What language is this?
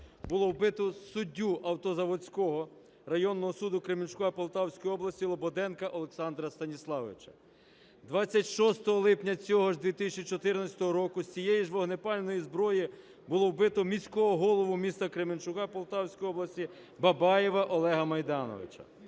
Ukrainian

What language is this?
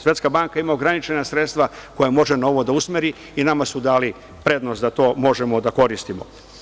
Serbian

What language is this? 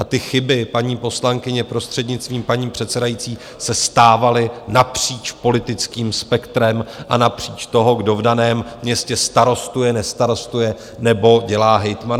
Czech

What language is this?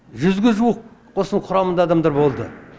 Kazakh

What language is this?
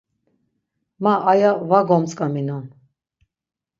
Laz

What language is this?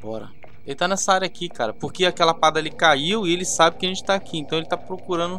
Portuguese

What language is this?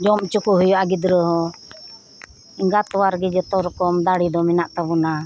Santali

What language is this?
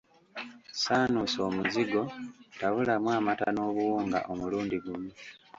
Ganda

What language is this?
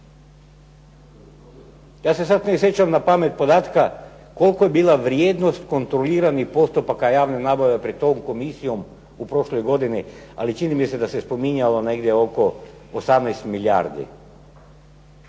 Croatian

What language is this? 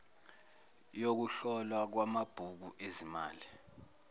Zulu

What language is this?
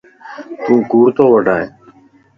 Lasi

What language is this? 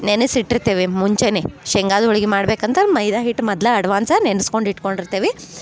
Kannada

